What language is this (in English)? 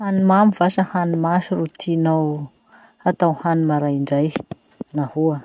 Masikoro Malagasy